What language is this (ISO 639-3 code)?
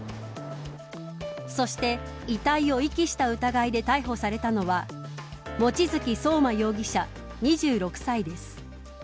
jpn